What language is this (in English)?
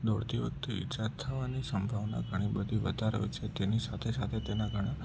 Gujarati